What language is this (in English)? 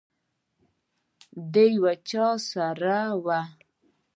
Pashto